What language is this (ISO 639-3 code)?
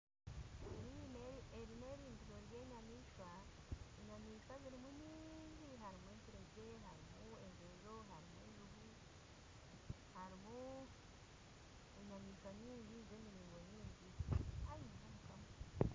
nyn